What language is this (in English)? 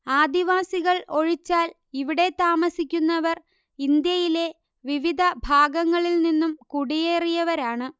Malayalam